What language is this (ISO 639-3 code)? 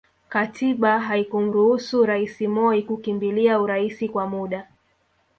swa